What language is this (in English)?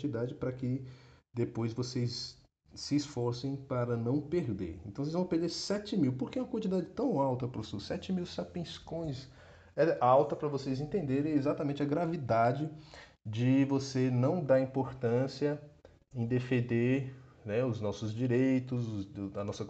Portuguese